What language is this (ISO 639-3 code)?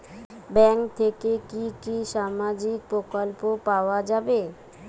ben